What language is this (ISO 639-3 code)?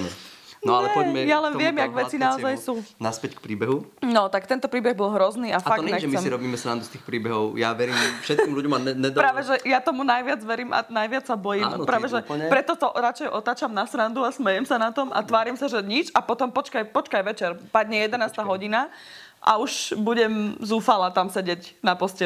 slk